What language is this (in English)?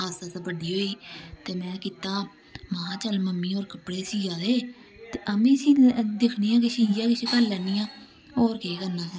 Dogri